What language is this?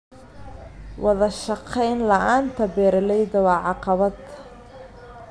Somali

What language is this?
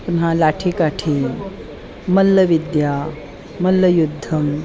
Sanskrit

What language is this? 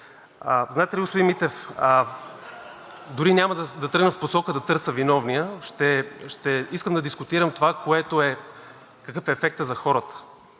Bulgarian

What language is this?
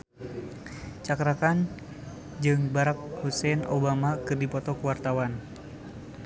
Sundanese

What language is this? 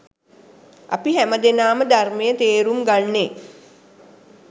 Sinhala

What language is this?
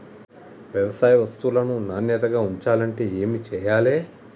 Telugu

